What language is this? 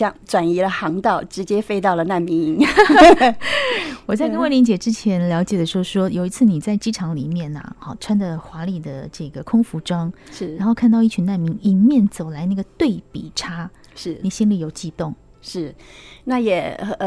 Chinese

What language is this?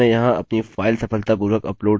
Hindi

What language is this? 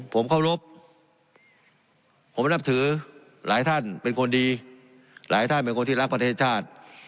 Thai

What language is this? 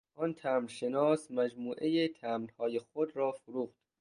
Persian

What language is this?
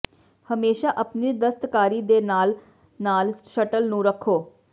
Punjabi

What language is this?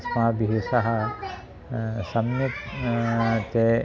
Sanskrit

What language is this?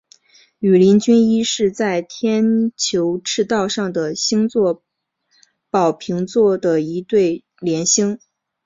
Chinese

